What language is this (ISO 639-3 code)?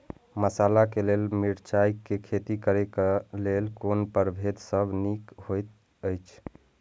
mai